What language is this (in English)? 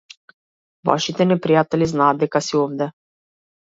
Macedonian